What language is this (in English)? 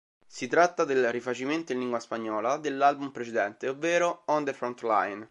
Italian